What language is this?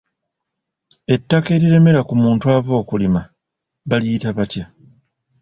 Ganda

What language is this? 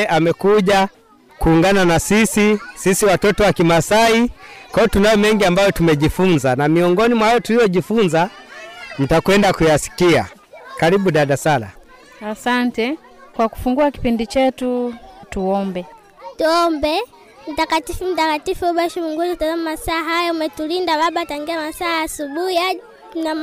Swahili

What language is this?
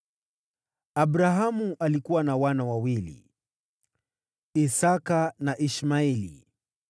Swahili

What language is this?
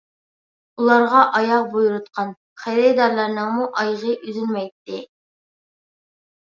Uyghur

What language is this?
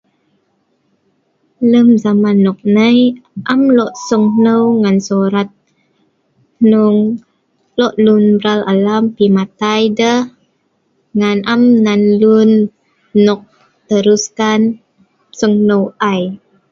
Sa'ban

